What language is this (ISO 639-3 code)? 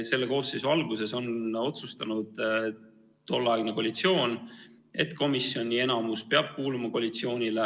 est